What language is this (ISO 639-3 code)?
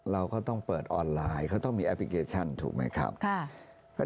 tha